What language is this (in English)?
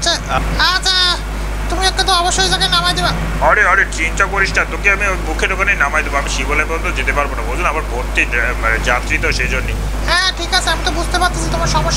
Bangla